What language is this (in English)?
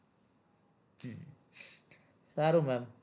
Gujarati